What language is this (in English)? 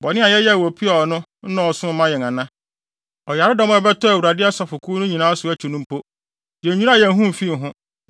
Akan